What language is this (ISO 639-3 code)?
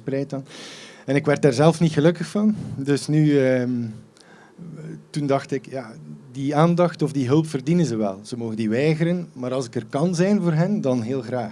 nld